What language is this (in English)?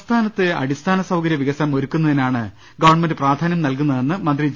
Malayalam